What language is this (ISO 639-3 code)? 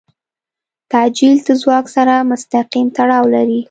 pus